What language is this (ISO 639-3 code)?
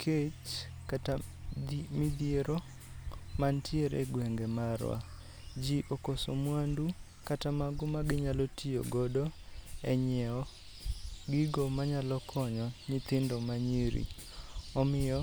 luo